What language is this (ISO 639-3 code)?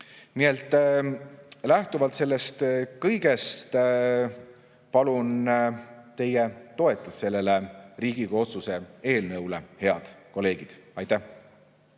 est